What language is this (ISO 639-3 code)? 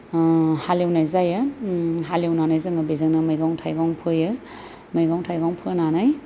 brx